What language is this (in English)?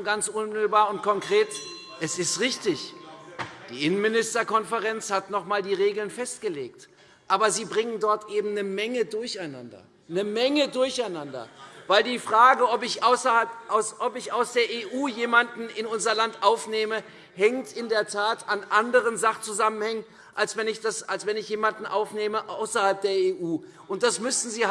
German